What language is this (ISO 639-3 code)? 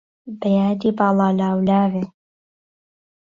ckb